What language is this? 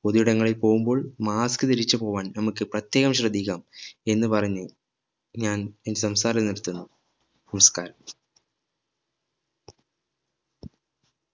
Malayalam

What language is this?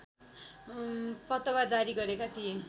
Nepali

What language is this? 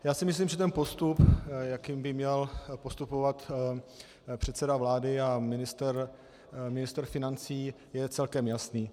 Czech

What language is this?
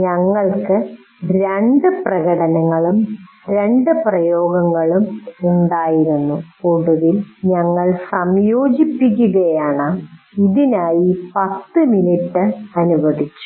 Malayalam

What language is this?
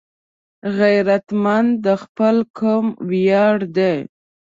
Pashto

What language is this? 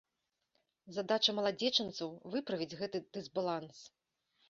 Belarusian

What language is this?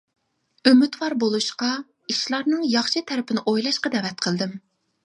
Uyghur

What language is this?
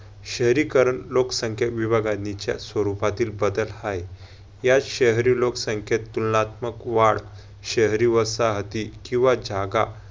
Marathi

